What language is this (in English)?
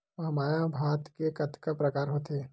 Chhattisgarhi